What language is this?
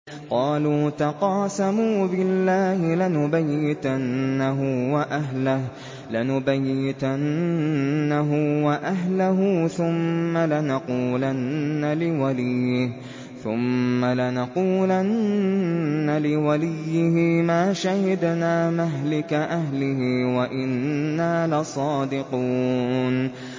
Arabic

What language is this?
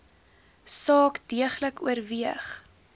Afrikaans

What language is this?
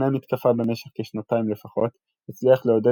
Hebrew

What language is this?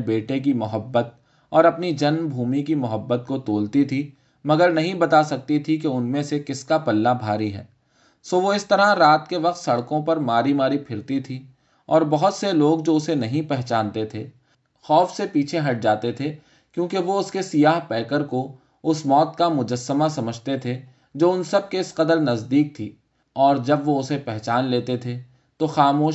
Urdu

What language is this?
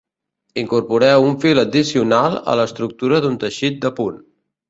Catalan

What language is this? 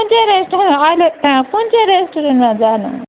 Nepali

